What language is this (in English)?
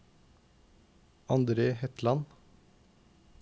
Norwegian